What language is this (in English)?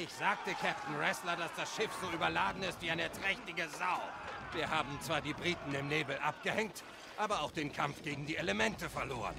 German